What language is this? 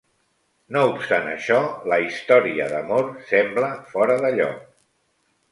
Catalan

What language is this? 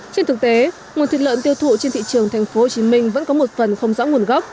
Vietnamese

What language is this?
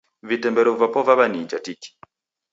Taita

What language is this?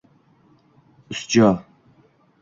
Uzbek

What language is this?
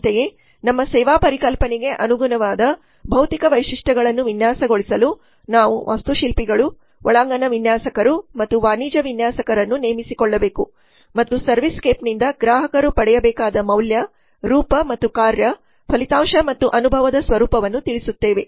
Kannada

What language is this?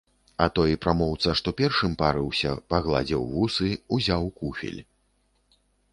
Belarusian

